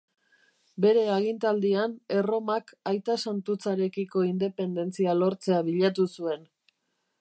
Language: Basque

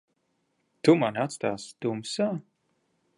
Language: Latvian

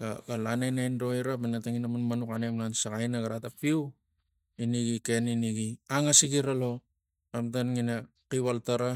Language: Tigak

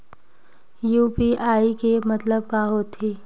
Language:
Chhattisgarhi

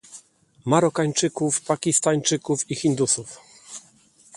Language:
Polish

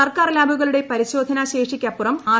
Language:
Malayalam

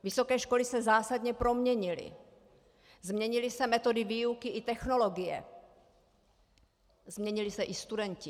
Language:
Czech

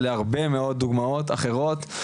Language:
Hebrew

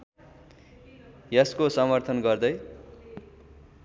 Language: Nepali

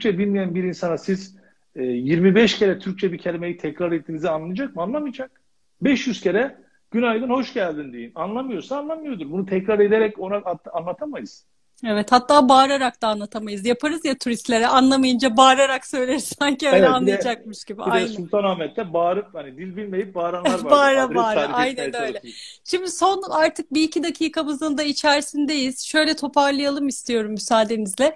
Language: Turkish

